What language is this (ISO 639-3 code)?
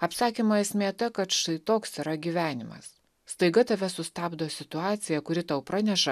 lit